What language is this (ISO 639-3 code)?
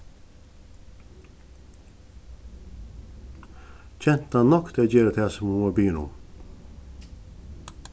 fao